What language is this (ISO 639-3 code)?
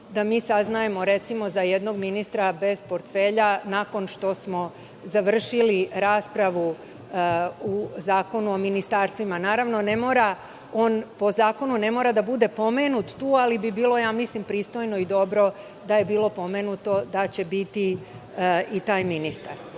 srp